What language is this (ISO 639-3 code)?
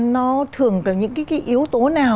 vie